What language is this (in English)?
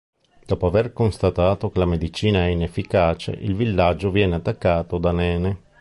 Italian